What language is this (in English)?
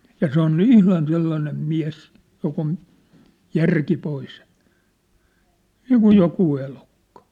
Finnish